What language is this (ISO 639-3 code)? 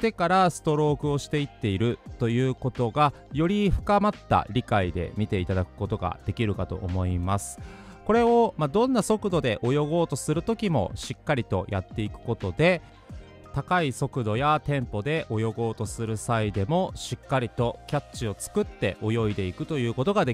jpn